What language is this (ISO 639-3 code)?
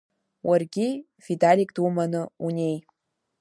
abk